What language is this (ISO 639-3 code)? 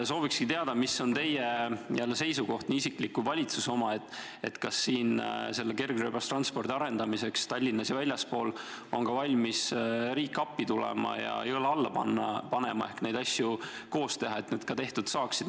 est